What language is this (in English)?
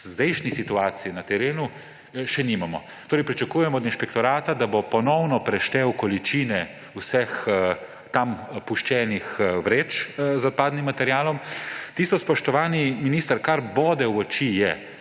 Slovenian